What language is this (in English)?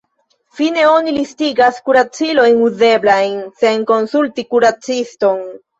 Esperanto